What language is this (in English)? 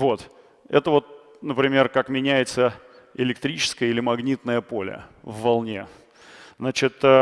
Russian